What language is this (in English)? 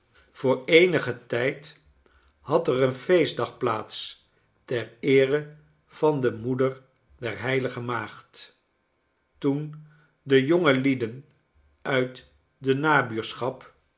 Dutch